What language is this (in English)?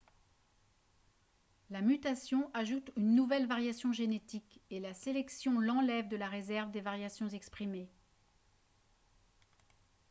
French